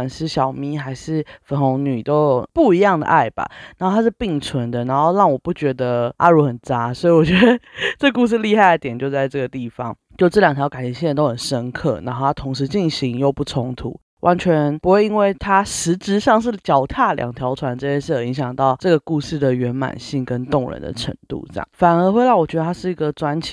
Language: Chinese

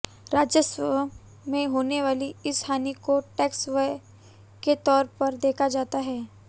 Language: Hindi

